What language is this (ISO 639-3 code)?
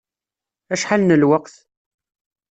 kab